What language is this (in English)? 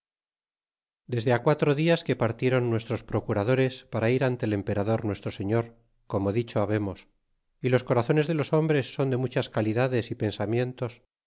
Spanish